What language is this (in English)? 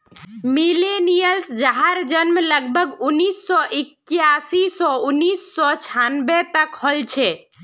Magahi